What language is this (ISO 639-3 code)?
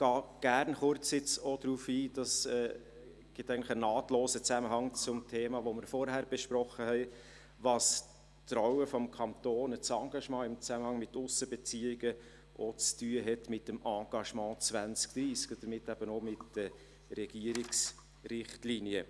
gsw